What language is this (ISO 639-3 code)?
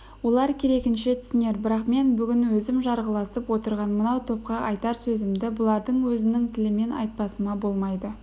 kaz